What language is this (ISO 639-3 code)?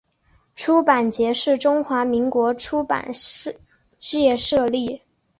zho